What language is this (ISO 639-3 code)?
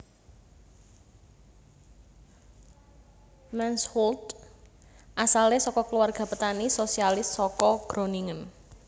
jav